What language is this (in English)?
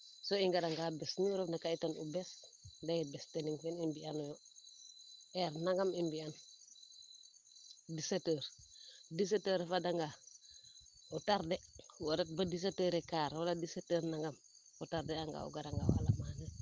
Serer